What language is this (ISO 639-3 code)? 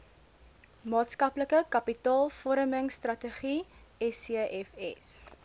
afr